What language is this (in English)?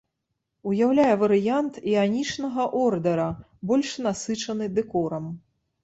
Belarusian